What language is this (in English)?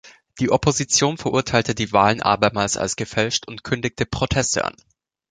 German